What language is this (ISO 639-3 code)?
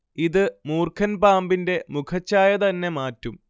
mal